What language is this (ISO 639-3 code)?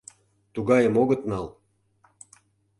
chm